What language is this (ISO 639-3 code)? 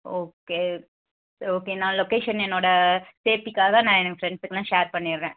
tam